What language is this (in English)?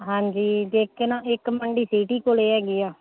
Punjabi